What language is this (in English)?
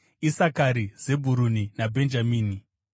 Shona